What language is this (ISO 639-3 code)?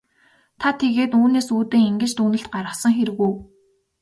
mon